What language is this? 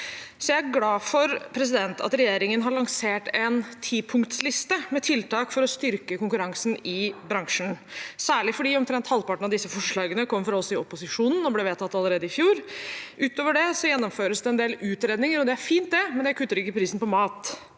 Norwegian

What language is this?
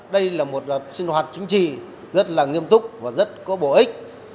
Vietnamese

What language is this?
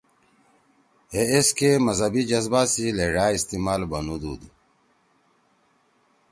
Torwali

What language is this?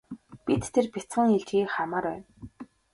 Mongolian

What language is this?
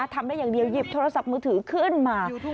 Thai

